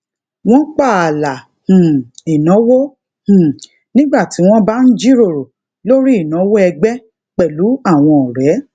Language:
Yoruba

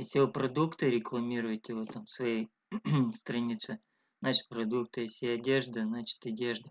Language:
Russian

